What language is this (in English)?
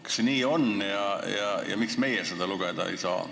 Estonian